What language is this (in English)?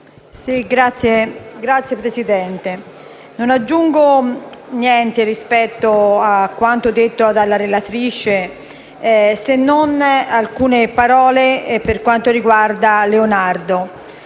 Italian